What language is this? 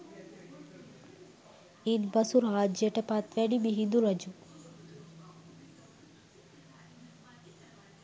Sinhala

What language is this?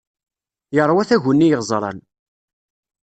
Kabyle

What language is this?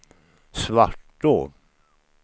Swedish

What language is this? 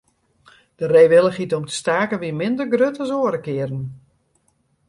Western Frisian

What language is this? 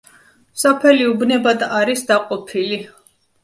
Georgian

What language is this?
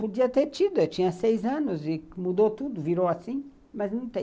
Portuguese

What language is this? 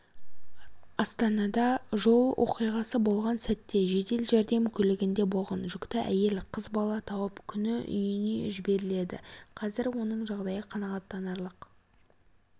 Kazakh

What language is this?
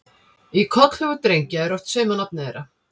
Icelandic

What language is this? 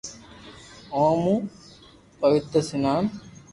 Loarki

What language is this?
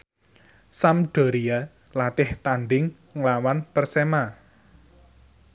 Javanese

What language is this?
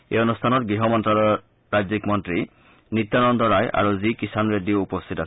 Assamese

